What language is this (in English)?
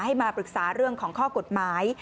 Thai